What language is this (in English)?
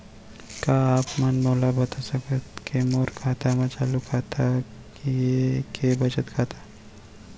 Chhattisgarhi